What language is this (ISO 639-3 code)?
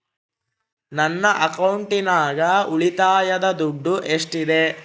kan